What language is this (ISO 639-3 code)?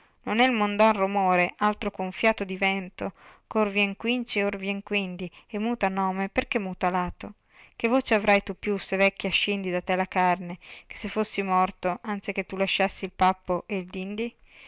ita